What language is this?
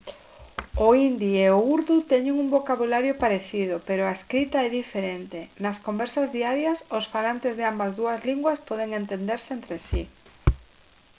Galician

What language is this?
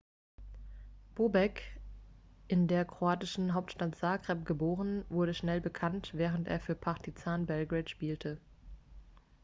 German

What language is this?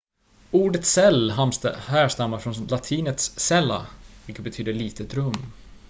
Swedish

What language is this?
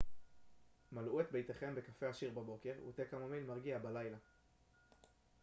Hebrew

